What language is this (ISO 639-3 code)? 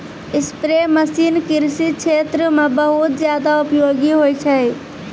mai